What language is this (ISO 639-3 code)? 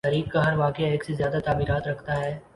urd